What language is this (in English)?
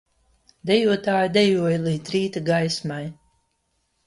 Latvian